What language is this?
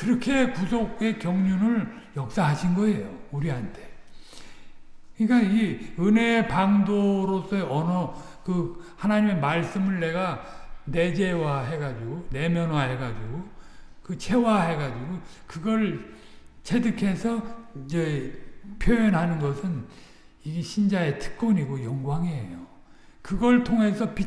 Korean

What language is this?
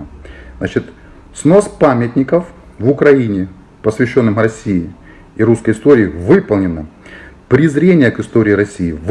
Russian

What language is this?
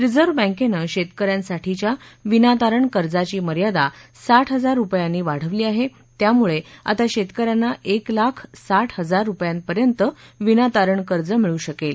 Marathi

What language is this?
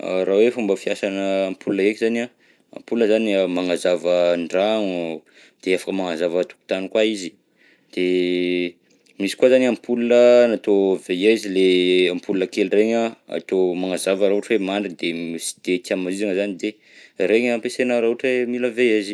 Southern Betsimisaraka Malagasy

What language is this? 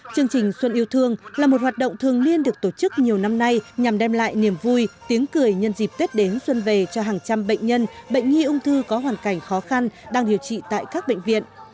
Vietnamese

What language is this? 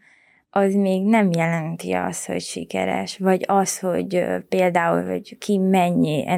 Hungarian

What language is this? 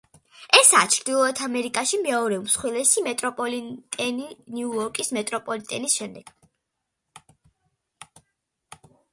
Georgian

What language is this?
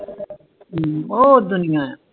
Punjabi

